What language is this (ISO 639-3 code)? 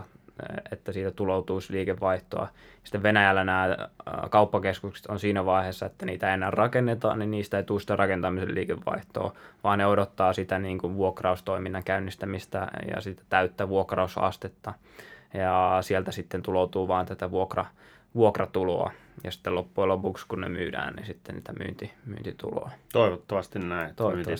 fin